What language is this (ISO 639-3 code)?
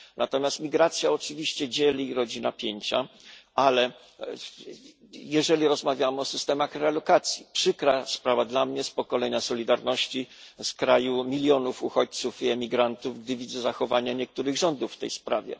pol